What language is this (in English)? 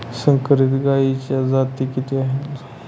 Marathi